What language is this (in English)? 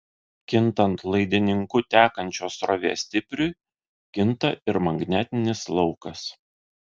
Lithuanian